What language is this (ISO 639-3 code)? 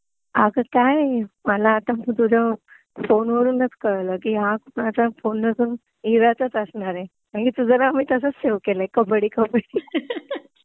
mar